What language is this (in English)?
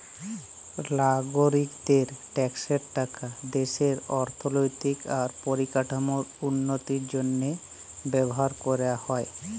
Bangla